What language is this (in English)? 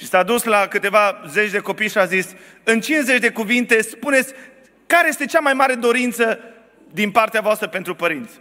Romanian